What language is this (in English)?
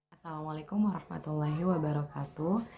Indonesian